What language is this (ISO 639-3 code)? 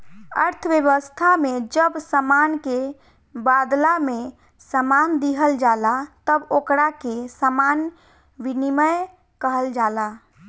bho